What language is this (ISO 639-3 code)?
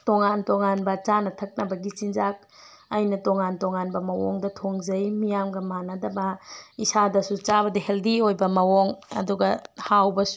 mni